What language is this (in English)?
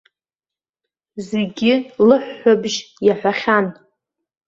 Abkhazian